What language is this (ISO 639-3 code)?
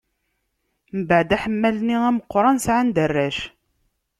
kab